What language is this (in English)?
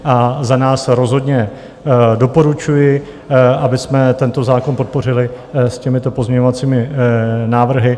Czech